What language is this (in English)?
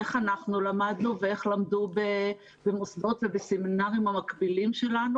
Hebrew